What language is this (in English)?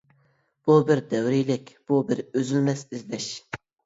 Uyghur